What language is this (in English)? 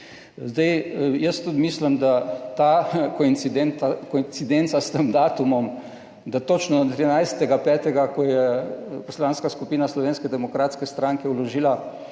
Slovenian